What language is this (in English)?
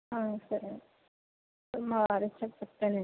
Telugu